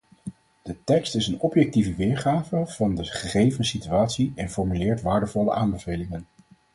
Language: Dutch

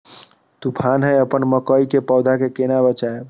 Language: Maithili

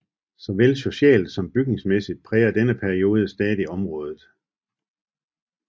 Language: Danish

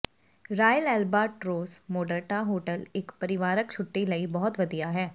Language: Punjabi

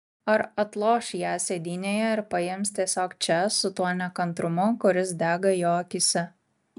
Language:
Lithuanian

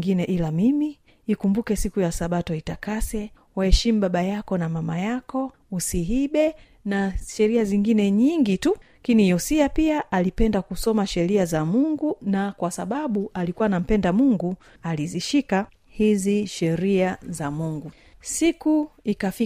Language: Swahili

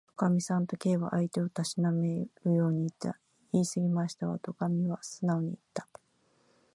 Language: Japanese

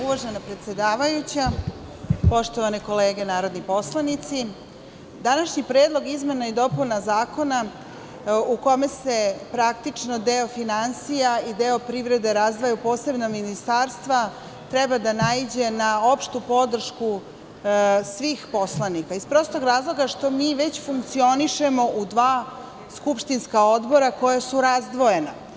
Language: Serbian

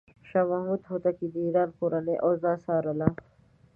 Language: Pashto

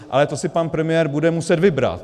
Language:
Czech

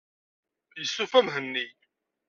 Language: Kabyle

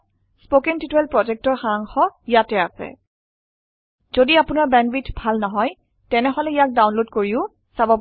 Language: Assamese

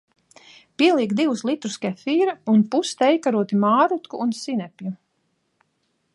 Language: Latvian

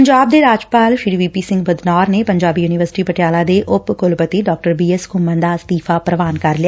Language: Punjabi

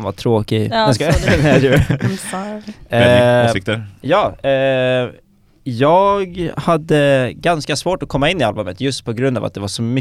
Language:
Swedish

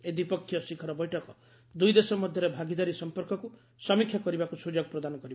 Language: Odia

